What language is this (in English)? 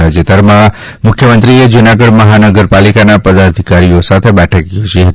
Gujarati